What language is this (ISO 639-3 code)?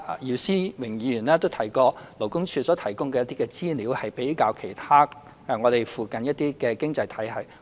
yue